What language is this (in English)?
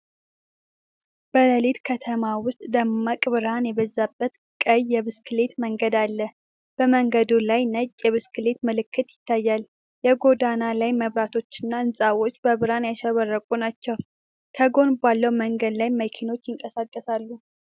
Amharic